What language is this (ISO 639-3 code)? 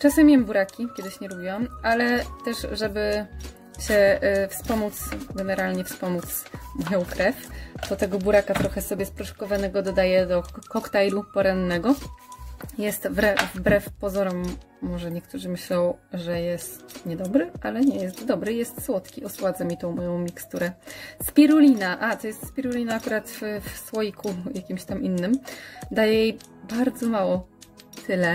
pol